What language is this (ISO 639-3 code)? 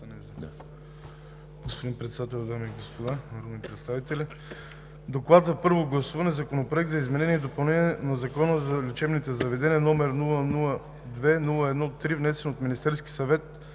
bul